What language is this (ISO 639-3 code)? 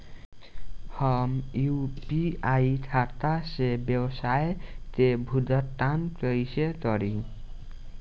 bho